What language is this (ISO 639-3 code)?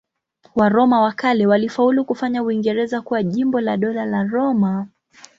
swa